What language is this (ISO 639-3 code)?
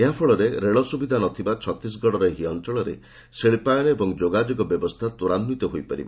ori